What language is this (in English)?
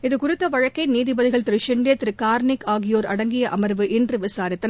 Tamil